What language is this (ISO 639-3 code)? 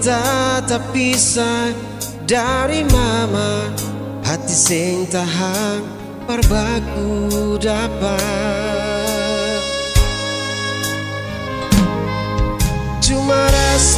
ind